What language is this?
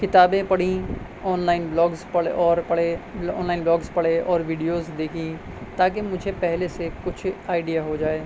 Urdu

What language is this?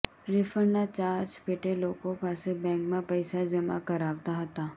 Gujarati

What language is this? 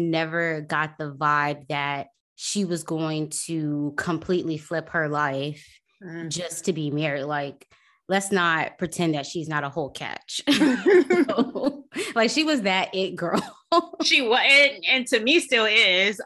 English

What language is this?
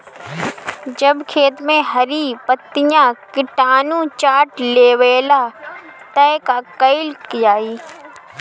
Bhojpuri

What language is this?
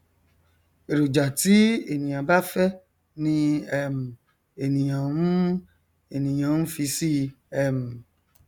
Yoruba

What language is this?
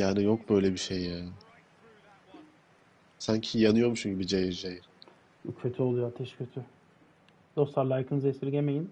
Turkish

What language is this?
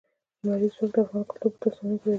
Pashto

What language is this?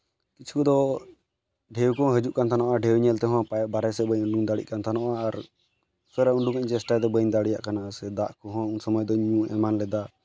Santali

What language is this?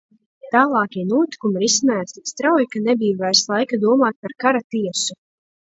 Latvian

